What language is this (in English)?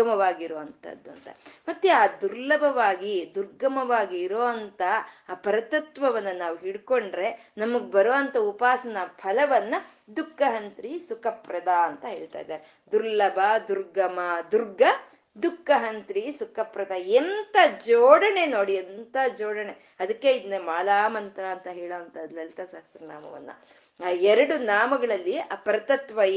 Kannada